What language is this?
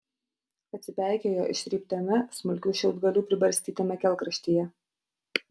Lithuanian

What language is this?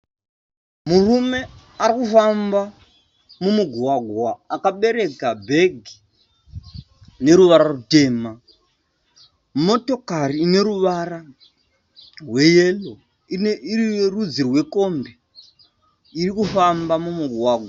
Shona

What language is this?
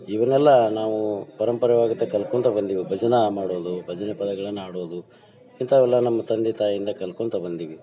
Kannada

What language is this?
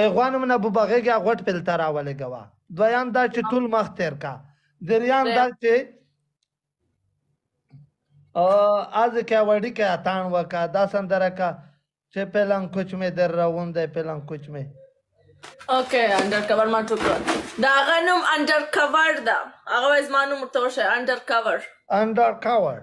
Romanian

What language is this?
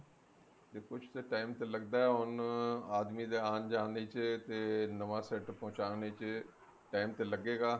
Punjabi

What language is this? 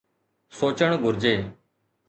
Sindhi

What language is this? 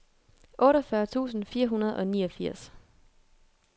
Danish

